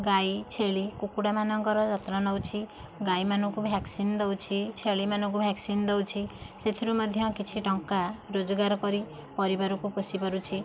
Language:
Odia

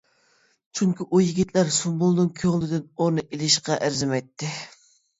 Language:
Uyghur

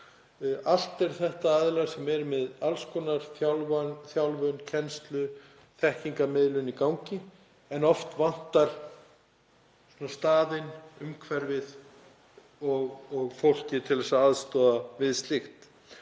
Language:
Icelandic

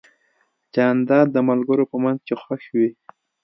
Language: Pashto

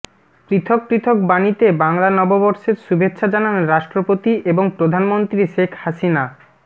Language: Bangla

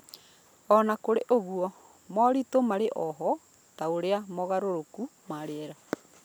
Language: Kikuyu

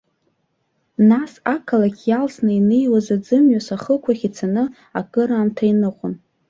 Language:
Abkhazian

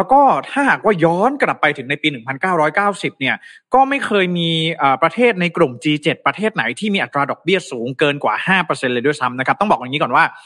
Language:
Thai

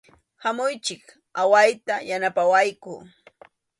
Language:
Arequipa-La Unión Quechua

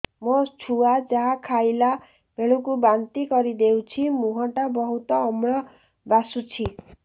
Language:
Odia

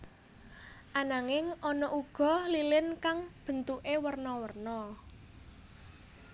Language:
Javanese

